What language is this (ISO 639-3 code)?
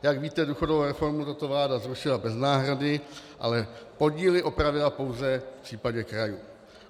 ces